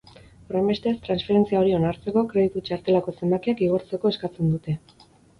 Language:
Basque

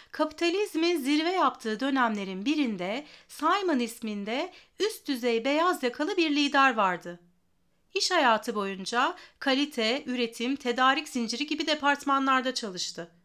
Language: Turkish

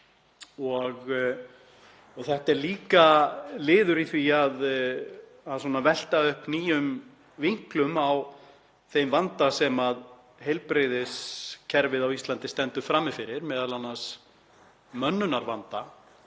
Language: Icelandic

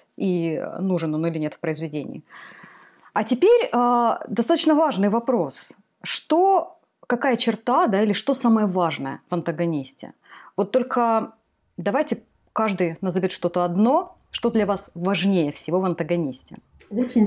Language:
Russian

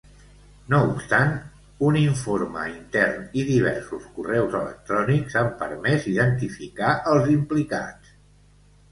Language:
Catalan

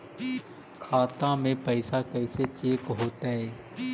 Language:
Magahi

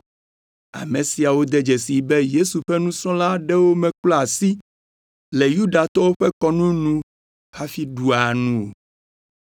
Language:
Ewe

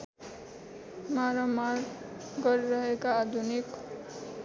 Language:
Nepali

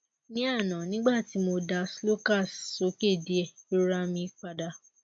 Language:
Yoruba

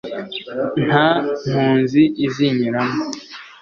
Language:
Kinyarwanda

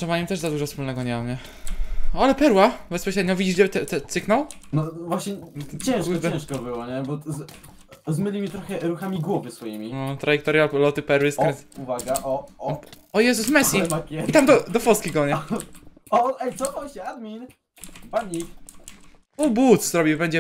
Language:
Polish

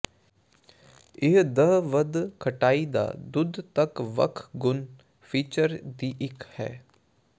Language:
Punjabi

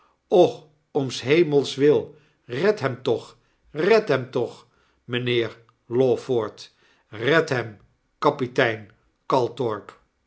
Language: Dutch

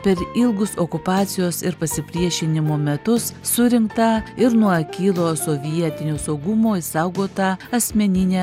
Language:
Lithuanian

